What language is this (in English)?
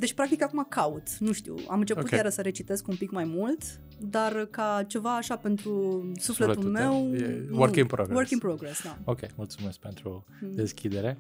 Romanian